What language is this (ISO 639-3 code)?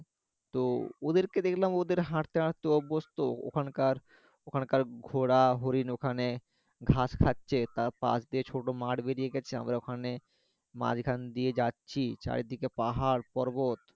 ben